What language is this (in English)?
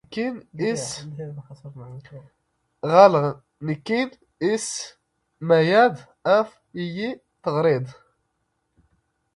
Standard Moroccan Tamazight